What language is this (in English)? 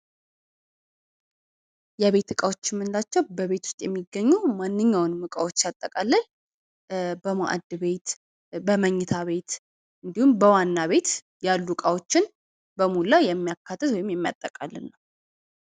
Amharic